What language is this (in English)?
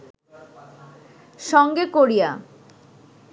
Bangla